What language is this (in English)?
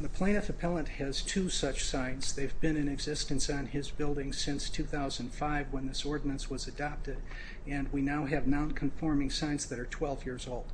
English